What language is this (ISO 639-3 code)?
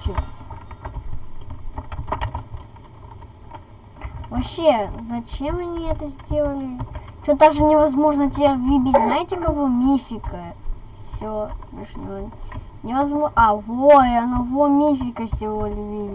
rus